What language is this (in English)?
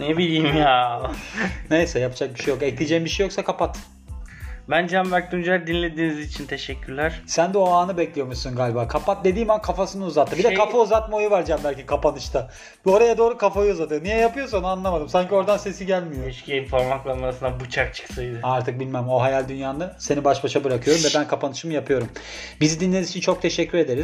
Turkish